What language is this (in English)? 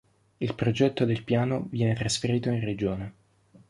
Italian